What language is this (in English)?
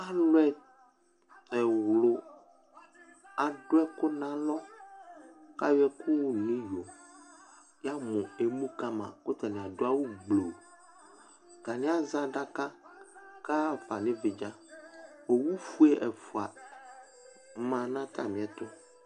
Ikposo